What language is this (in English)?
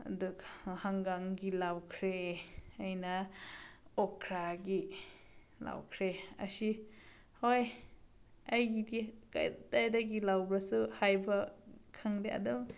Manipuri